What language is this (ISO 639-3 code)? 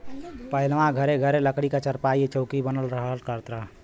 bho